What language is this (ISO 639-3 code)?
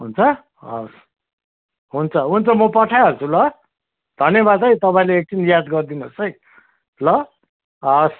nep